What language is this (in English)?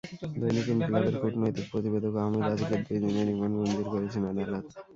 Bangla